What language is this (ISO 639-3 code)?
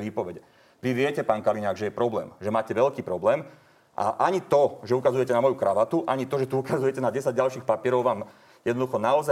slk